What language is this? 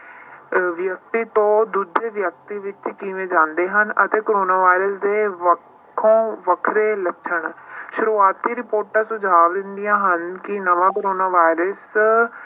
Punjabi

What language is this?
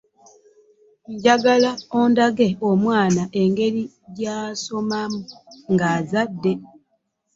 Ganda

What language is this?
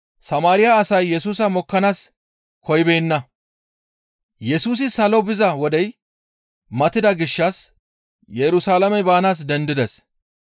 Gamo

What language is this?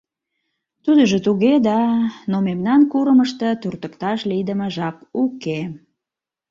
Mari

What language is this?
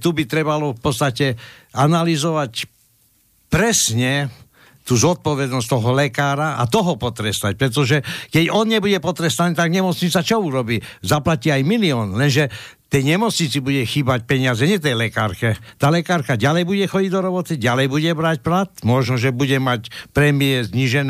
Slovak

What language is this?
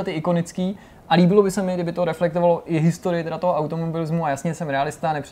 Czech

